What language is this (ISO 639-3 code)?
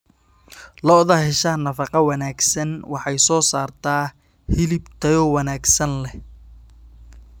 som